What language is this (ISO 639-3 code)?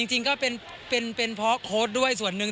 tha